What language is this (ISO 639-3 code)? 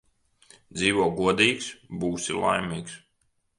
lav